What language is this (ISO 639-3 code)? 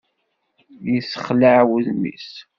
kab